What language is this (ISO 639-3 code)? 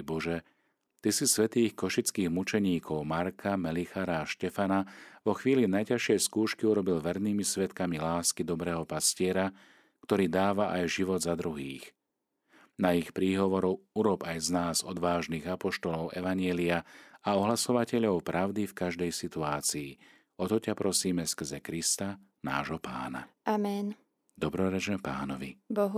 slk